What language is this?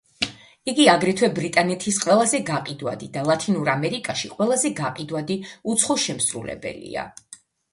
Georgian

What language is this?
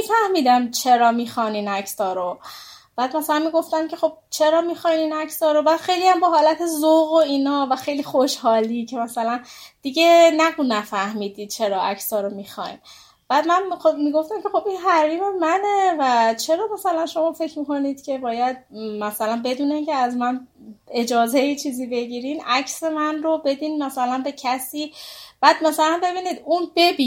Persian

